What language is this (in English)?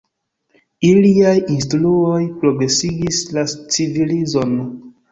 Esperanto